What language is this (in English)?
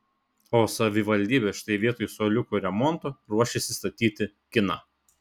Lithuanian